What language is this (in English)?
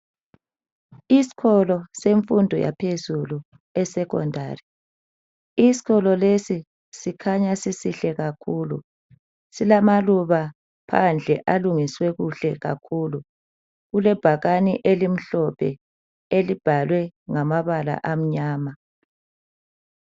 North Ndebele